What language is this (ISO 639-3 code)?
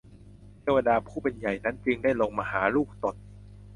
tha